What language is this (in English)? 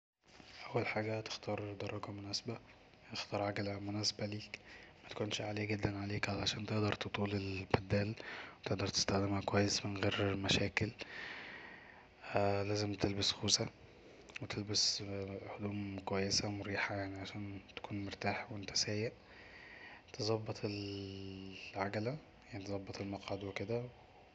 Egyptian Arabic